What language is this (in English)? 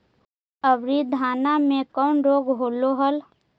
Magahi